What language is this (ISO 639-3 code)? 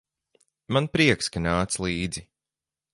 lav